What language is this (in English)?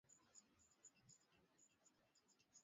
Swahili